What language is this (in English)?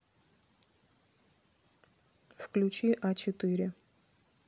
Russian